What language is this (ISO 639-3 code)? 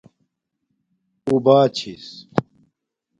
dmk